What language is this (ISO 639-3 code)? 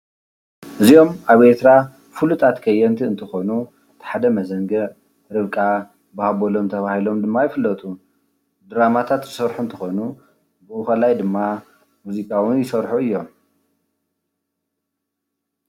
tir